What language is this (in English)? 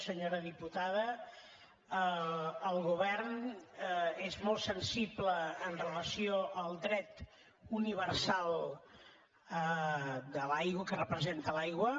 Catalan